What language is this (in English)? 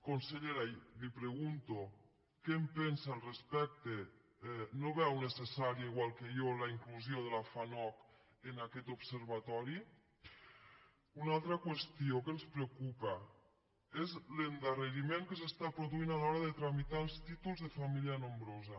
Catalan